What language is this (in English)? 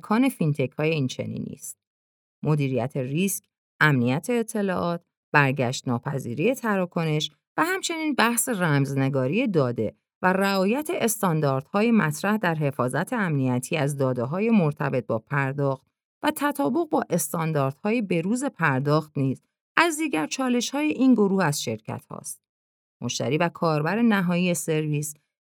Persian